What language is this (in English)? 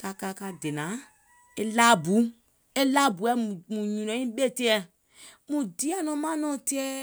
Gola